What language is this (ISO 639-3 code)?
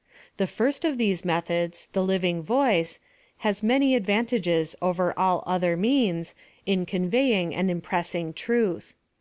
eng